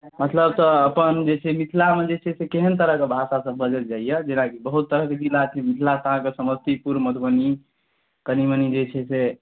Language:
Maithili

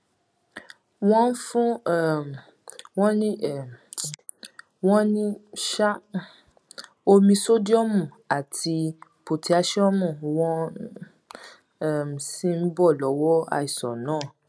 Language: Yoruba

